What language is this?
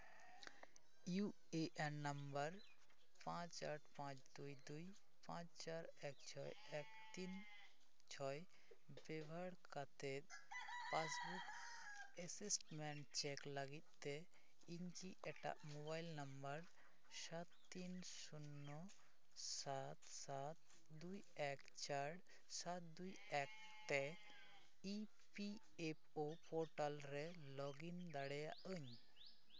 Santali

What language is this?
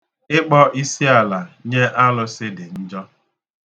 Igbo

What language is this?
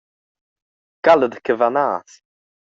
Romansh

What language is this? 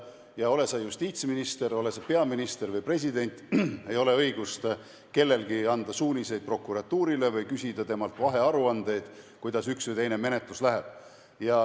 Estonian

